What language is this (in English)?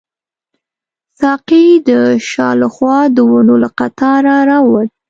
Pashto